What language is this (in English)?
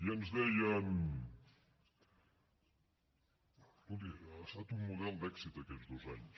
Catalan